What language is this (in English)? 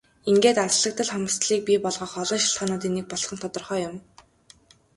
Mongolian